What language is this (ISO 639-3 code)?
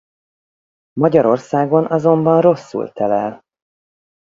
hun